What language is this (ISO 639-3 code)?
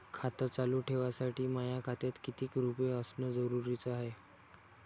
mar